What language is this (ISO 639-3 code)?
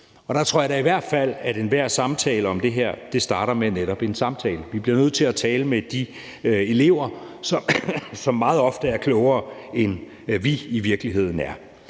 dan